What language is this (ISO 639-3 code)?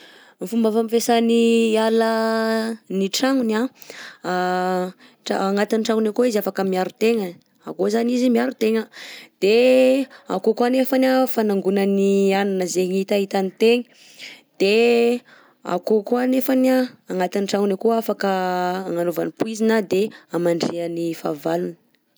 bzc